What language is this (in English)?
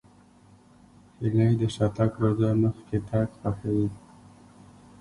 Pashto